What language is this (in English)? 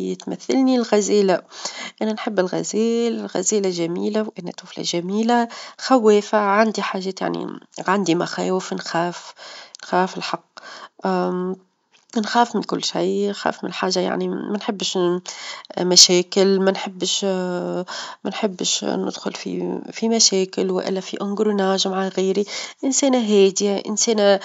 Tunisian Arabic